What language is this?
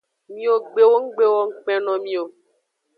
Aja (Benin)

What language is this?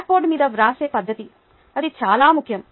Telugu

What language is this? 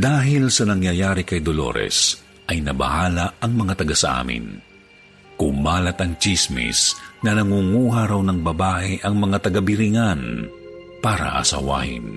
Filipino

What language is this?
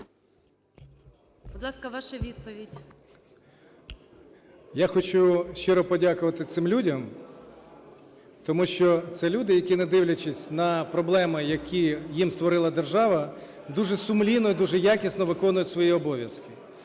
Ukrainian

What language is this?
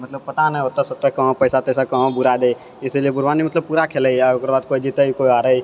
Maithili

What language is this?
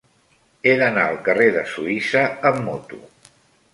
Catalan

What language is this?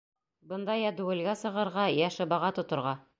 Bashkir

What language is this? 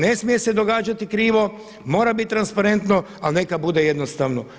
Croatian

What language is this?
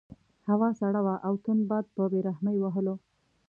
Pashto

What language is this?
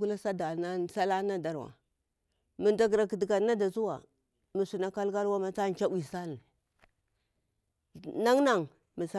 Bura-Pabir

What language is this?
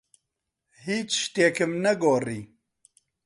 Central Kurdish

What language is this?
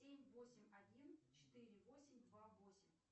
Russian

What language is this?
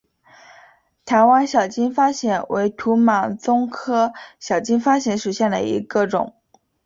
Chinese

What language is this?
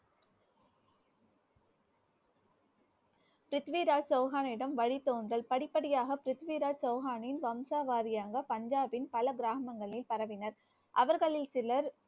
Tamil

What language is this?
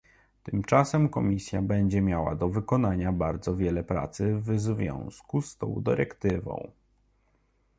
Polish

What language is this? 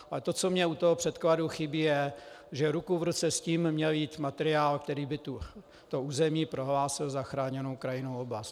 Czech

